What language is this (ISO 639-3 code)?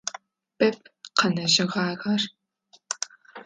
ady